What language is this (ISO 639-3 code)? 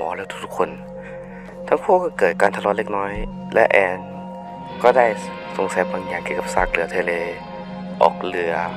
tha